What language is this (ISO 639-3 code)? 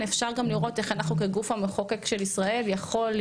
heb